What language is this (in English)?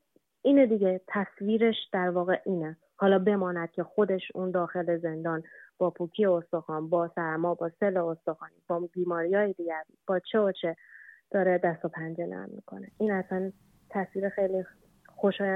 Persian